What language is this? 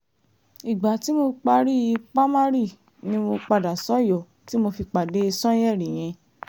Yoruba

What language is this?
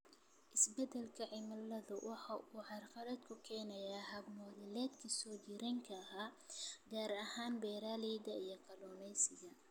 Somali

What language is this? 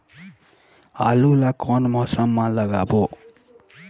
Chhattisgarhi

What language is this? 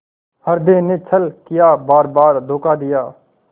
Hindi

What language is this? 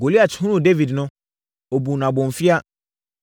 Akan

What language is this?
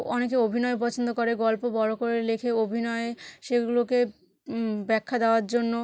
Bangla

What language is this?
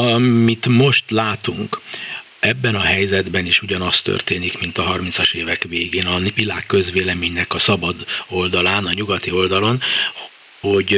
Hungarian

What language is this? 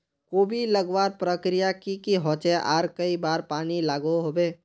Magahi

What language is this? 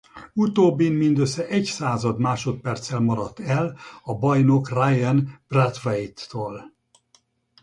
Hungarian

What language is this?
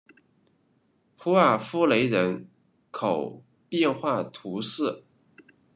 Chinese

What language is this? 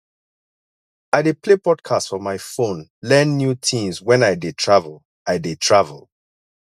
Nigerian Pidgin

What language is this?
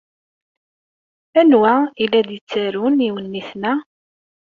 Kabyle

